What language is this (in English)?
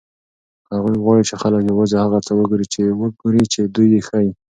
Pashto